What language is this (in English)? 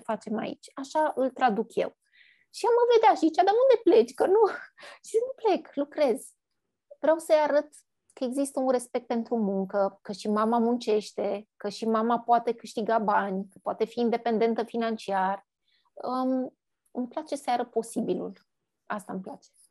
Romanian